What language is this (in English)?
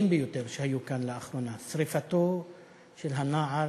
Hebrew